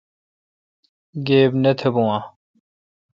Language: Kalkoti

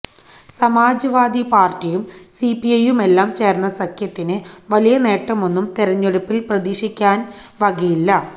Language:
Malayalam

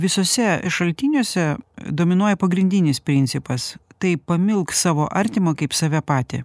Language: Lithuanian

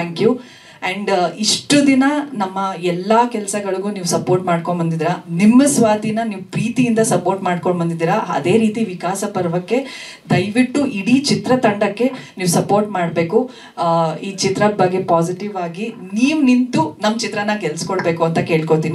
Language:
Kannada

